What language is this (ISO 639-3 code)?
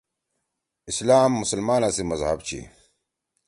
trw